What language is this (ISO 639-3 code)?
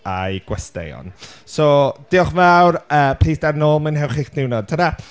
cym